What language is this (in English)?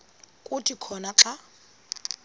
Xhosa